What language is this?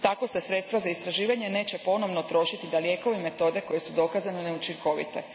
Croatian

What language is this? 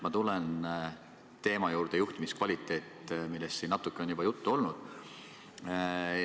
Estonian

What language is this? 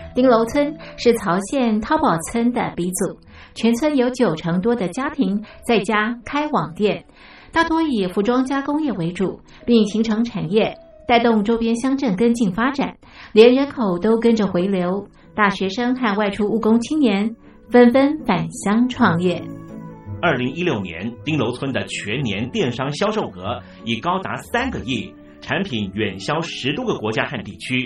Chinese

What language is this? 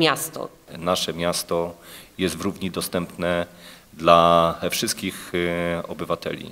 Polish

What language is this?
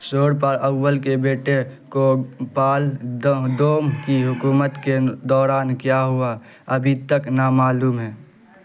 Urdu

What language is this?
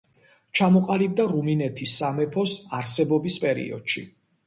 Georgian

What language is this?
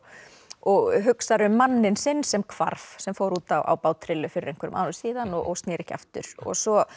Icelandic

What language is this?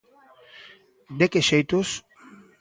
Galician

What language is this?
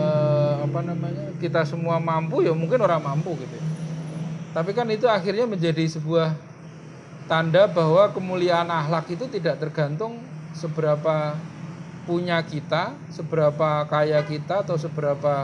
Indonesian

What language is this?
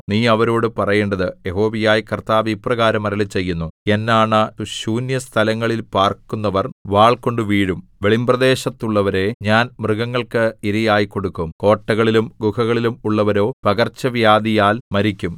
Malayalam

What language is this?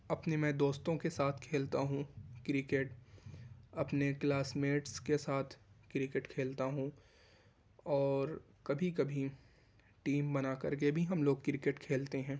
Urdu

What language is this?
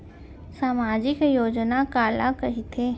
Chhattisgarhi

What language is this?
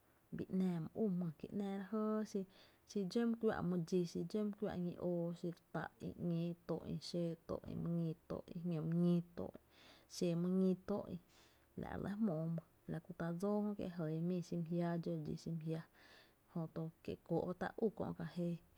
Tepinapa Chinantec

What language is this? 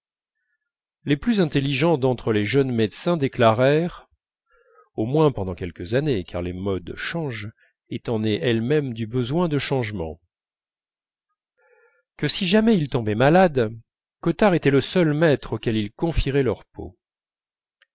French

